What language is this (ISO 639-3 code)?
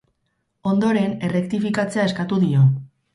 eus